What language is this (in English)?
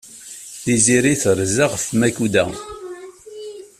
Kabyle